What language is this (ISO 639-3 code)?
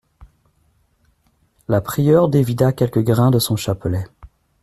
fra